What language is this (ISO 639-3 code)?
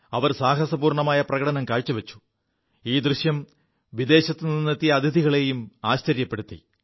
mal